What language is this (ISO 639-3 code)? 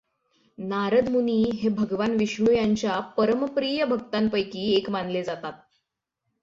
mar